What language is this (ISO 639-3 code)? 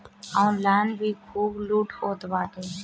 bho